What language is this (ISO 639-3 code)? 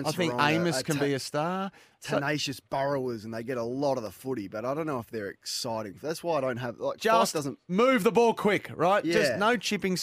eng